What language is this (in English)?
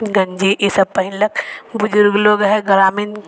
Maithili